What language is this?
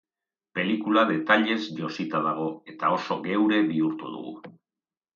Basque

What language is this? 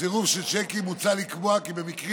Hebrew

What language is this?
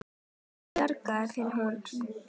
Icelandic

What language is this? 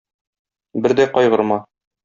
Tatar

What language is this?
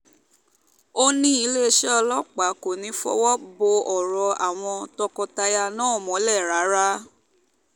Yoruba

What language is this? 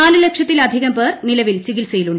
Malayalam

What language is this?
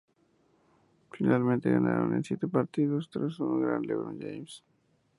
Spanish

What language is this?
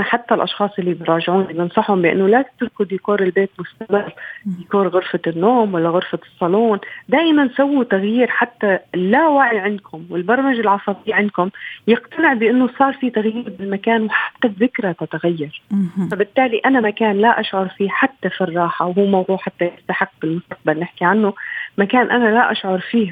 Arabic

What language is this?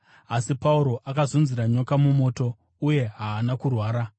Shona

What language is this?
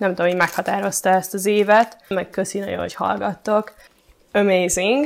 Hungarian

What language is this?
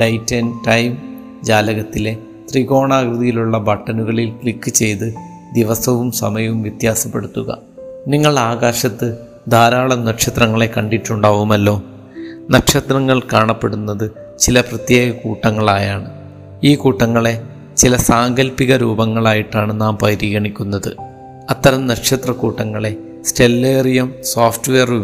Malayalam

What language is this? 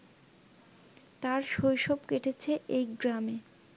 Bangla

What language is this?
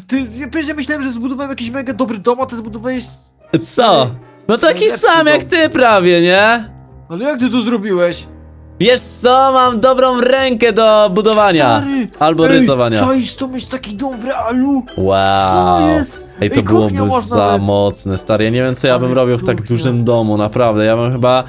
Polish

